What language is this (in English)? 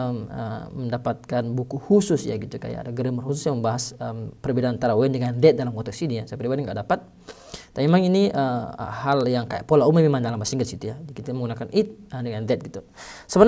Indonesian